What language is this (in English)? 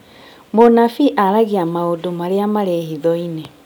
Kikuyu